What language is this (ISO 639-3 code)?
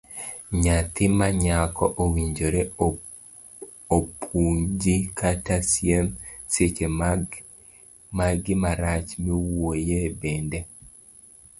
luo